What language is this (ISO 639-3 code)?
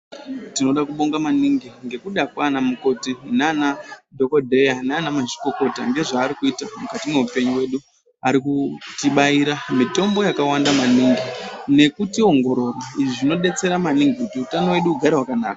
ndc